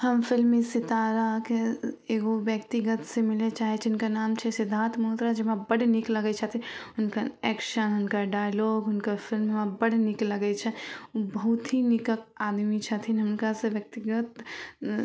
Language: Maithili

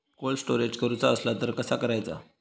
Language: Marathi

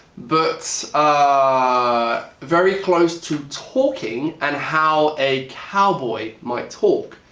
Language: English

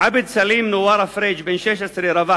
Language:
Hebrew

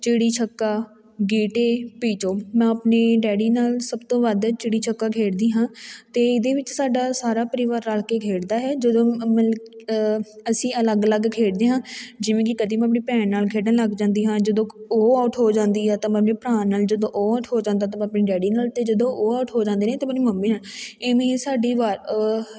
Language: Punjabi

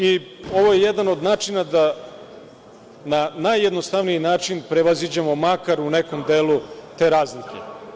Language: Serbian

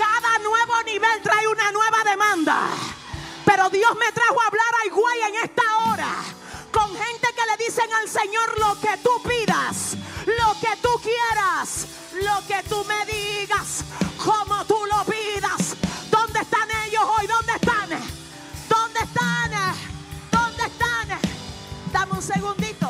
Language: Spanish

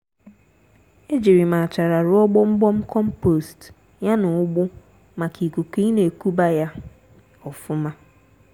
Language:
Igbo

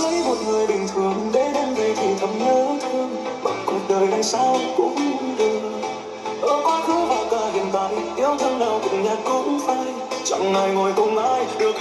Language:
Vietnamese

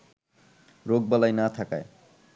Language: Bangla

